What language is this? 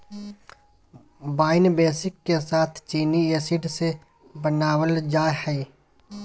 Magahi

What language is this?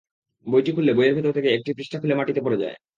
Bangla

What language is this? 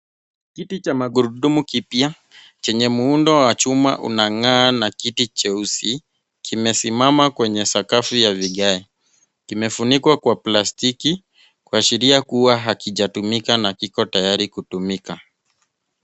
Swahili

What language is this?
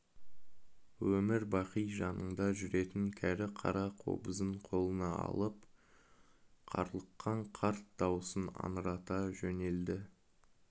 Kazakh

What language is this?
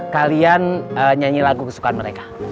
Indonesian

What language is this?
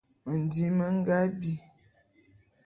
Bulu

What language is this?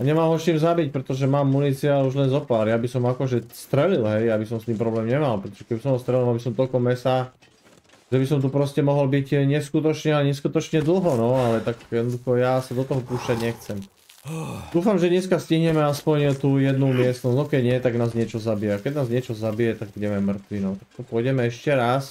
Czech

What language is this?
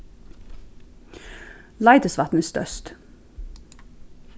Faroese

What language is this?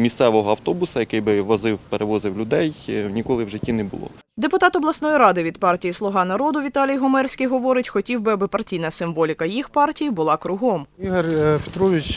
Ukrainian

